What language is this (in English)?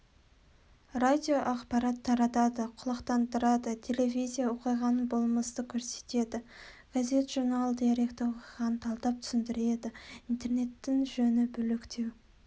Kazakh